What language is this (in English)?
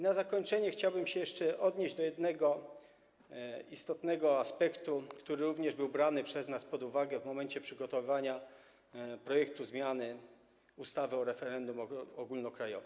Polish